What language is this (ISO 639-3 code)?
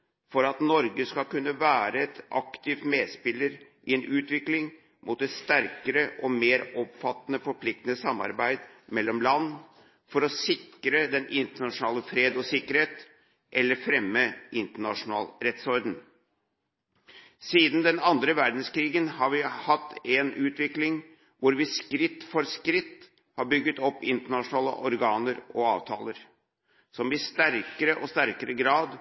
nob